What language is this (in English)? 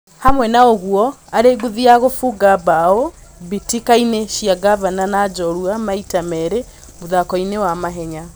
Kikuyu